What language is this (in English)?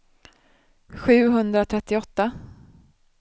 Swedish